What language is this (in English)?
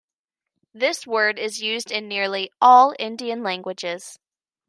English